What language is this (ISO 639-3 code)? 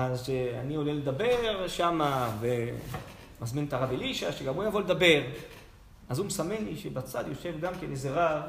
heb